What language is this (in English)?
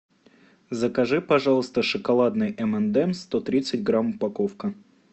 Russian